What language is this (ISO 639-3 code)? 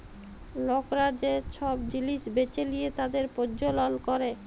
ben